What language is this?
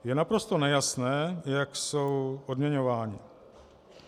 Czech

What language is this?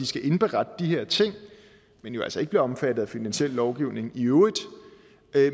Danish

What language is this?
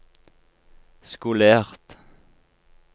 Norwegian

